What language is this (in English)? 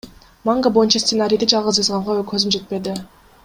Kyrgyz